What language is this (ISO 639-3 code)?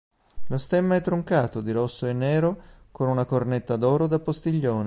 ita